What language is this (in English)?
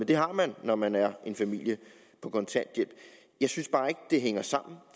Danish